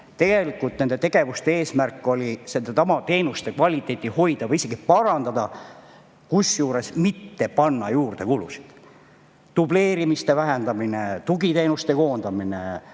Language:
Estonian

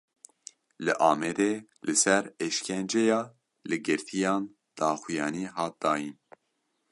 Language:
Kurdish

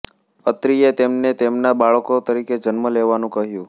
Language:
Gujarati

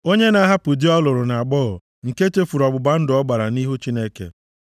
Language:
Igbo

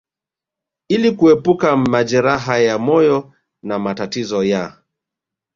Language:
Swahili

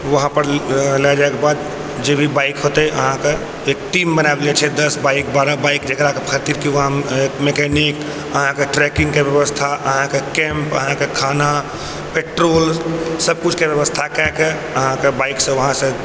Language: Maithili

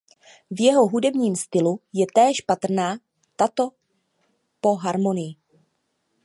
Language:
Czech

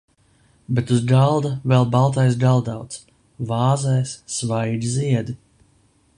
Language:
Latvian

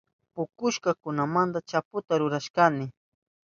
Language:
Southern Pastaza Quechua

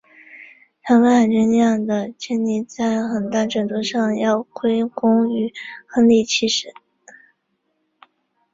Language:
Chinese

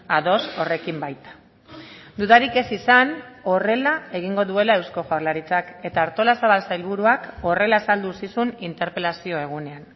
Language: Basque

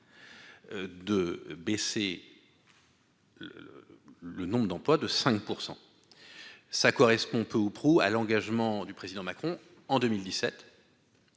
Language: French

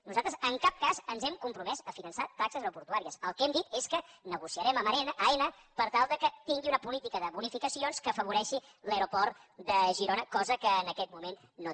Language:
Catalan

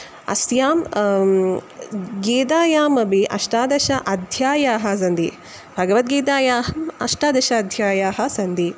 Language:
Sanskrit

